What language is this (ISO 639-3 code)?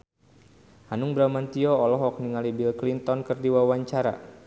sun